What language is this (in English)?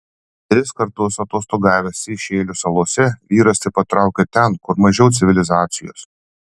Lithuanian